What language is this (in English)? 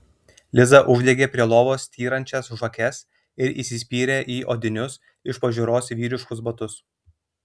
Lithuanian